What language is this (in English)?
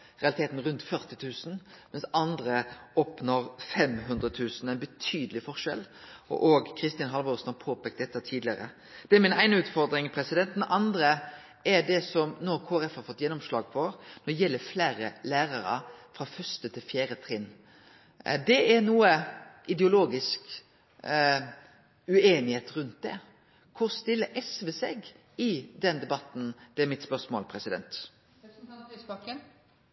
Norwegian Nynorsk